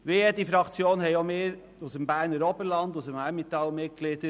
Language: Swiss German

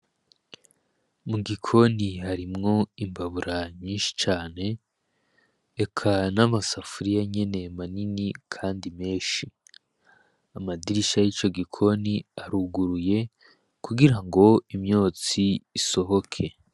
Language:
Rundi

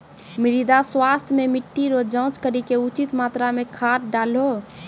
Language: Maithili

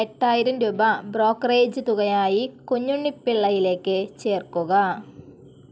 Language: Malayalam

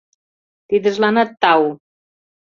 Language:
Mari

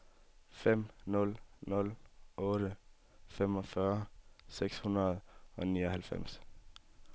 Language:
Danish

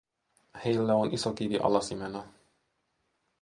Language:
Finnish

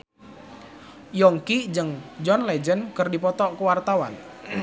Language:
Sundanese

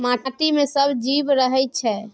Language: Maithili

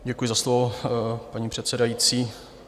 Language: Czech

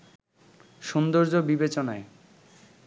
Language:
Bangla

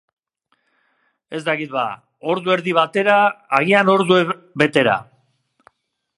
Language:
Basque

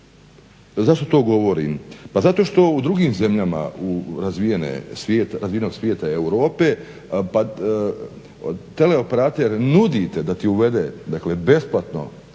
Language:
Croatian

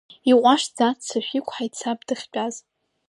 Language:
Abkhazian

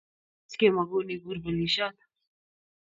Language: Kalenjin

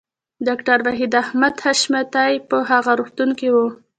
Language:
Pashto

